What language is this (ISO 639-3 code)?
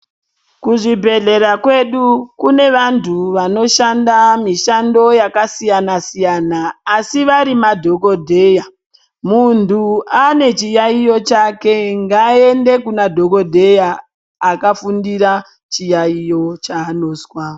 ndc